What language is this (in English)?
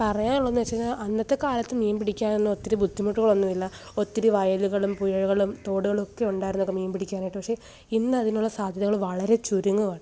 Malayalam